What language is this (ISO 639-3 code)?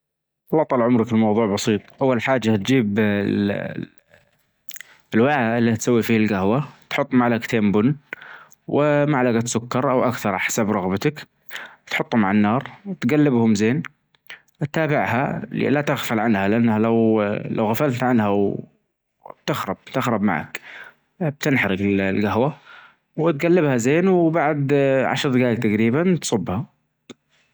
ars